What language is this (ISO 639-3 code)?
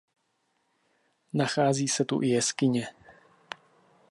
ces